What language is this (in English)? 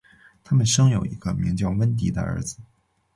Chinese